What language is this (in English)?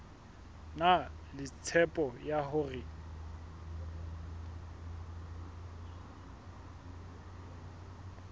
Southern Sotho